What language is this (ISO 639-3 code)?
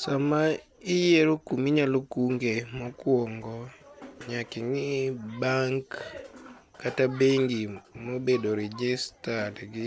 luo